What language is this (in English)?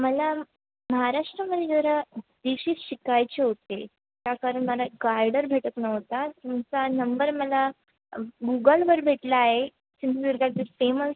Marathi